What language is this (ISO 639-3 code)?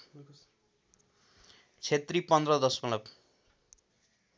nep